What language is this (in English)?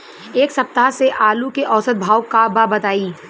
Bhojpuri